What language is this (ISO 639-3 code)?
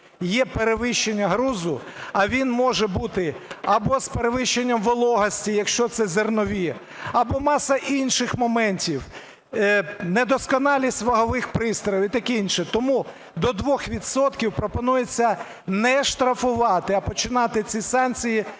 ukr